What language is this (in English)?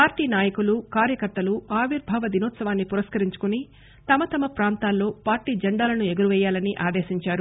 Telugu